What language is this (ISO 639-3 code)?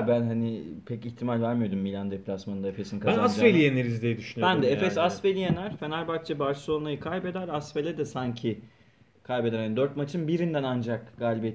tur